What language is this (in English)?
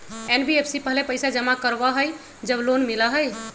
Magahi